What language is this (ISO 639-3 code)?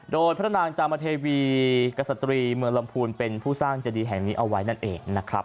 tha